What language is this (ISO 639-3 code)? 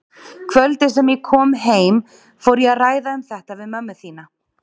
isl